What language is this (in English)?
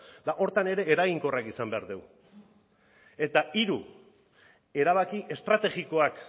Basque